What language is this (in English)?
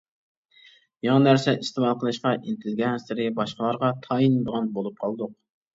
Uyghur